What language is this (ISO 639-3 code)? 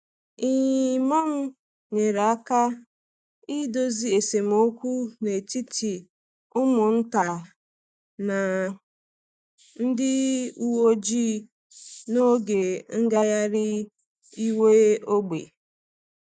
ibo